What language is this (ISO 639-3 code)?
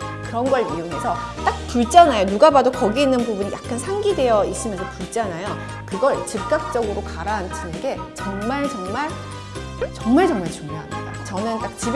kor